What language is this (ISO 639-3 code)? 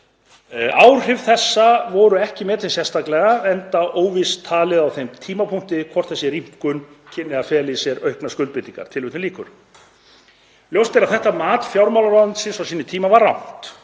isl